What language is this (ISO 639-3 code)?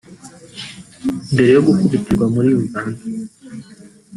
kin